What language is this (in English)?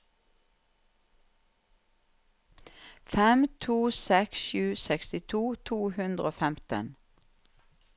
Norwegian